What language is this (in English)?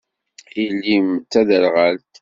Kabyle